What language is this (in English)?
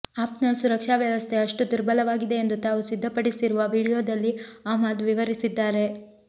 Kannada